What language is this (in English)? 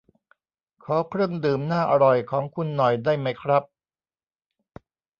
Thai